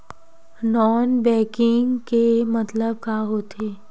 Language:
Chhattisgarhi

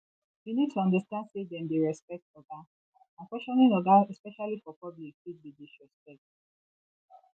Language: Nigerian Pidgin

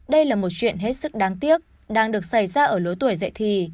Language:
Vietnamese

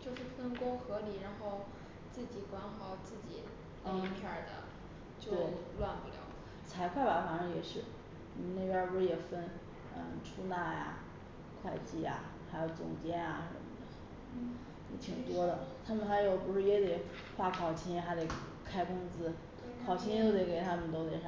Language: Chinese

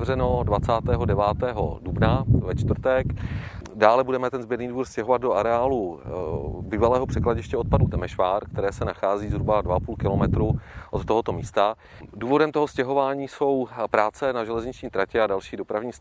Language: Czech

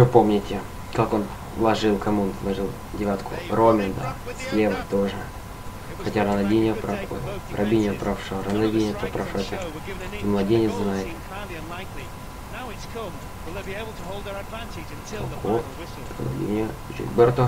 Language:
Russian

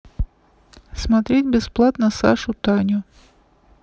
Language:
Russian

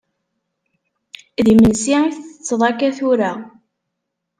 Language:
Kabyle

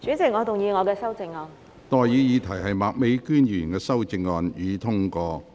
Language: Cantonese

